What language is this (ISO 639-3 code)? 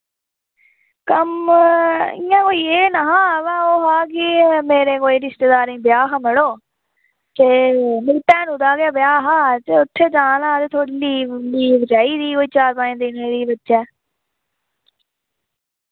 doi